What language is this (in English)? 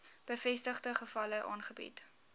Afrikaans